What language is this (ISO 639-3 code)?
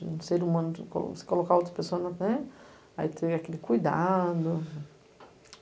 por